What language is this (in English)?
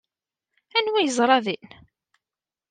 Kabyle